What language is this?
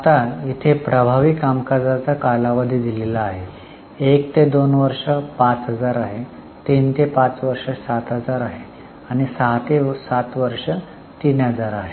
Marathi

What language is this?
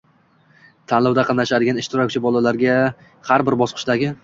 Uzbek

